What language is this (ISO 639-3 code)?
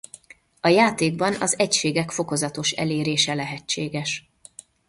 hun